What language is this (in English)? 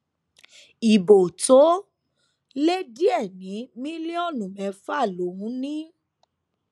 Yoruba